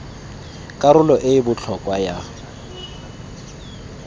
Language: Tswana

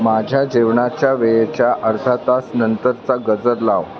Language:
Marathi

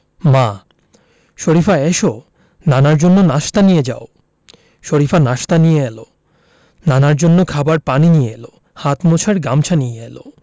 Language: Bangla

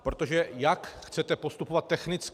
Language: Czech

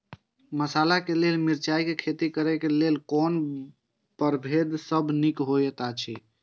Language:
Maithili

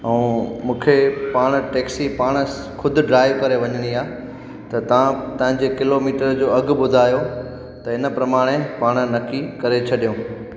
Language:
Sindhi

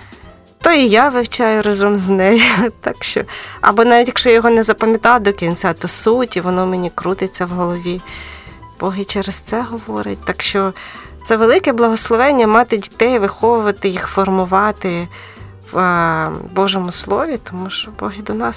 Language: Ukrainian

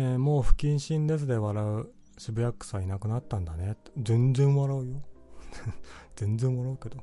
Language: Japanese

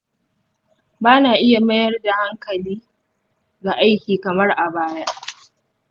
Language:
Hausa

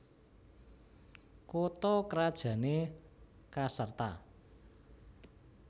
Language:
Javanese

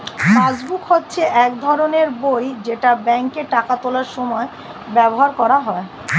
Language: Bangla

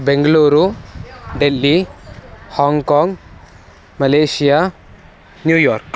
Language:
Sanskrit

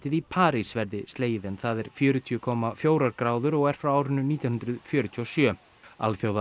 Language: Icelandic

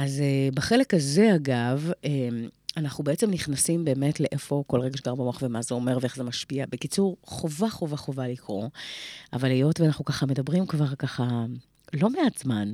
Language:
Hebrew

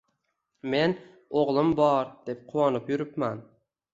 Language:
Uzbek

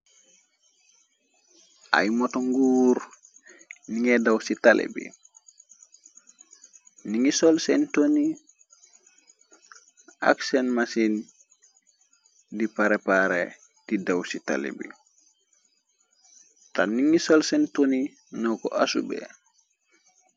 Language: Wolof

